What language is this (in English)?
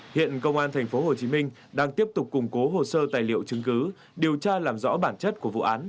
Vietnamese